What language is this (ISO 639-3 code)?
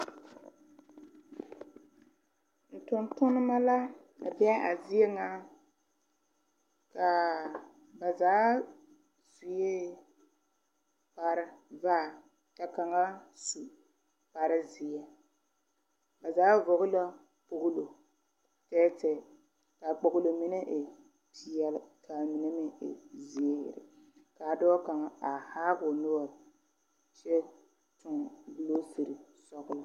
dga